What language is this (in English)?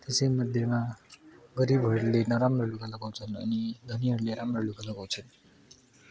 Nepali